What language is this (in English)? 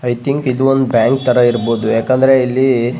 Kannada